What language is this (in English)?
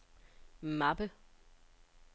Danish